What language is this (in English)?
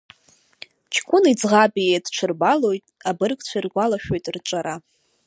Abkhazian